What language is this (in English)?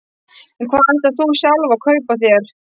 Icelandic